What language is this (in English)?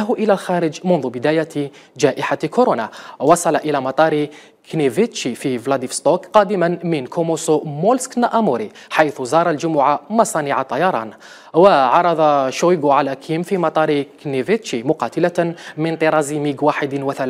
Arabic